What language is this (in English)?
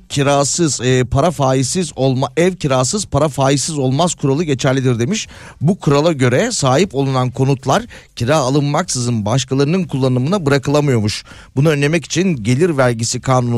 Turkish